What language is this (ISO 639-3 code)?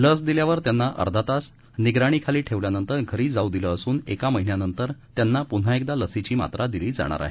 mar